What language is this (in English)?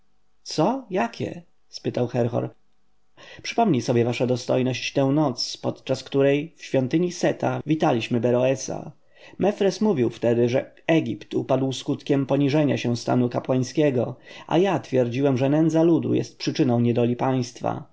Polish